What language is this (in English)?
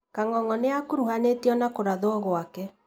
Kikuyu